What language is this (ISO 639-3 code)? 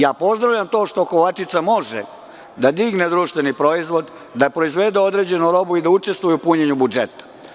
srp